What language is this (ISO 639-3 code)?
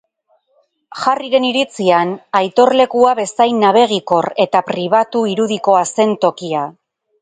eus